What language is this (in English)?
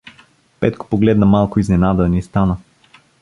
Bulgarian